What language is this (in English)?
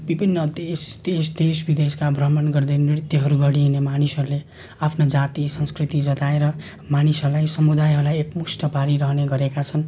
Nepali